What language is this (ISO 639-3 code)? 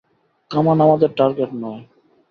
ben